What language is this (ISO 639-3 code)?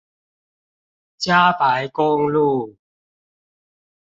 zho